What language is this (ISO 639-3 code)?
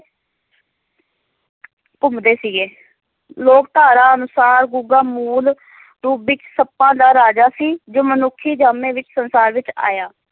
pan